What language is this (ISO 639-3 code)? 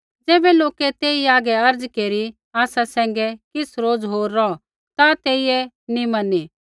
kfx